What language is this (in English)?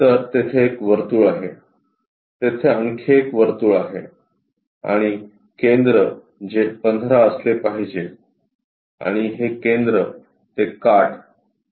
Marathi